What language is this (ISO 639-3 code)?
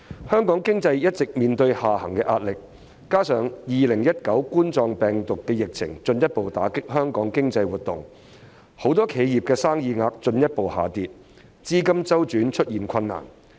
yue